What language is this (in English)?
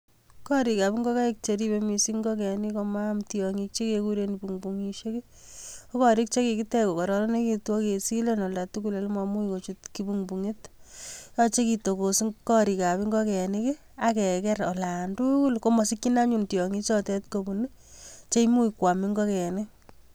Kalenjin